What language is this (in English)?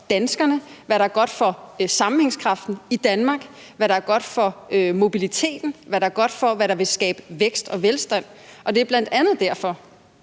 Danish